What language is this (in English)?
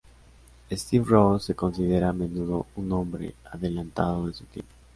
Spanish